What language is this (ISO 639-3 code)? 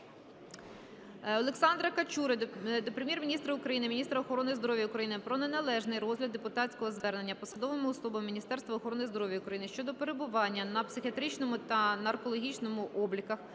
ukr